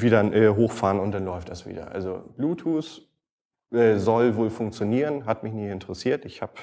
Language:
German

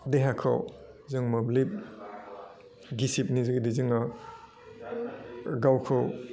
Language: Bodo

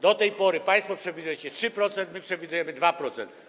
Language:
Polish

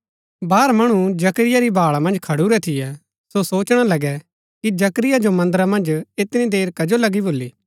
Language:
Gaddi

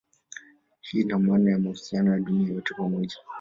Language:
Swahili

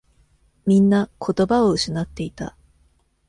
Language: Japanese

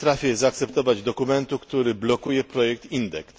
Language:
Polish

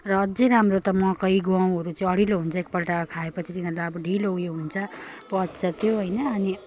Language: Nepali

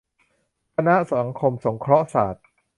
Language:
Thai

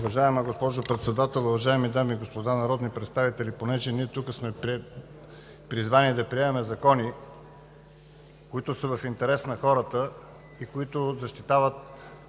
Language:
Bulgarian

